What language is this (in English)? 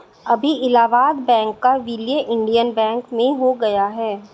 Hindi